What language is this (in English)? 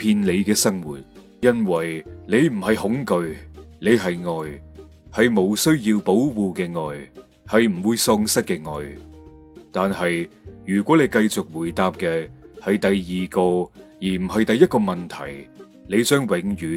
Chinese